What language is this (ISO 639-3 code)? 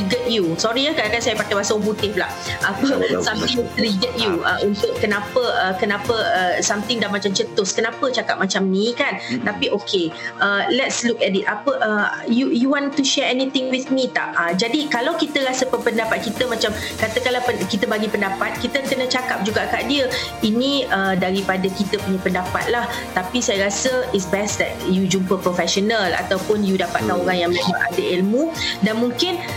msa